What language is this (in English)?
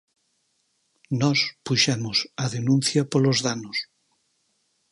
Galician